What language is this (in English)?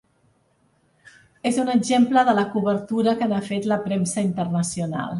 Catalan